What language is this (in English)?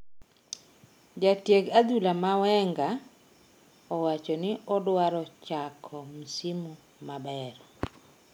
Luo (Kenya and Tanzania)